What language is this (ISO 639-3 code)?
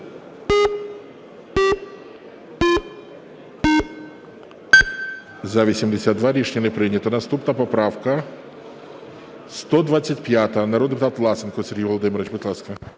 ukr